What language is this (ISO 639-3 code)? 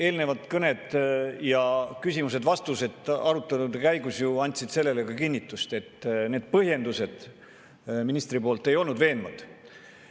est